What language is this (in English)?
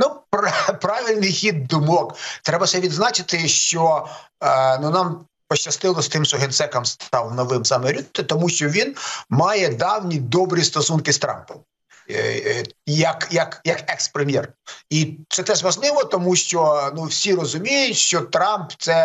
Ukrainian